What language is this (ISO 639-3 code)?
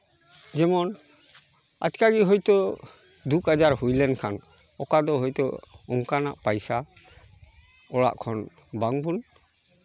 sat